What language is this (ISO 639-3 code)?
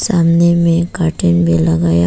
hin